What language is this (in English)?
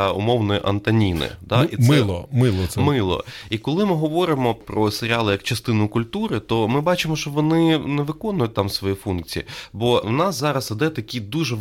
Ukrainian